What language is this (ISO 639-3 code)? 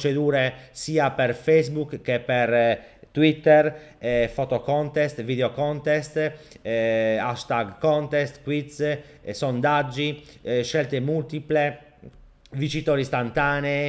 ita